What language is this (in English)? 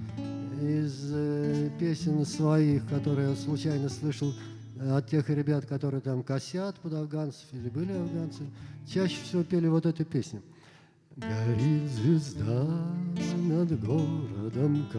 Russian